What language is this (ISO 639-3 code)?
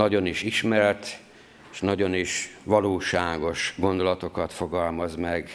hun